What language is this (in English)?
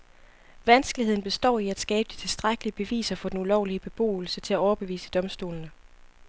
Danish